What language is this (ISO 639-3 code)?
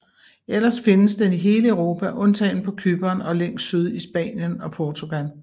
dan